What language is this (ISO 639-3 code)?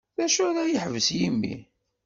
kab